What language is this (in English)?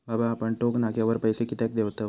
Marathi